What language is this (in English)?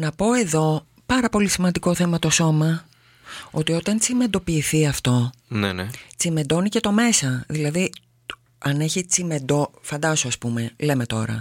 Greek